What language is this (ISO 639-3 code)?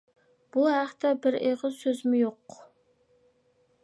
uig